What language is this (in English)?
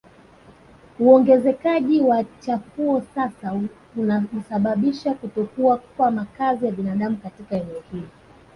Swahili